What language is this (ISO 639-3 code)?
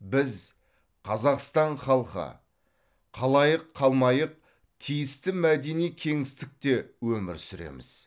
kaz